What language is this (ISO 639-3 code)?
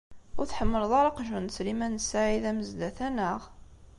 kab